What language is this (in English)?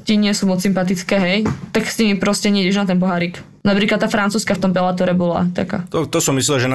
Slovak